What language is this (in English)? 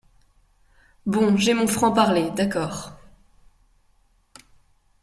French